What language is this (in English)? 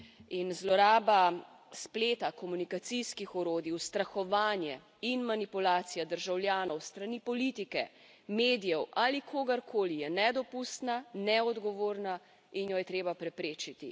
Slovenian